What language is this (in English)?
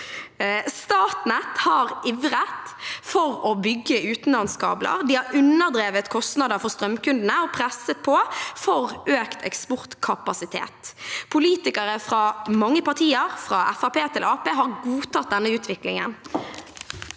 Norwegian